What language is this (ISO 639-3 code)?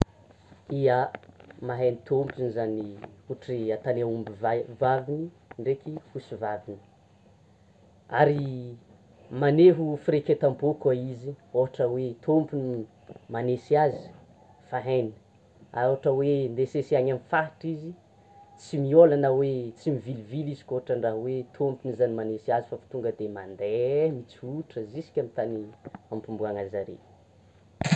xmw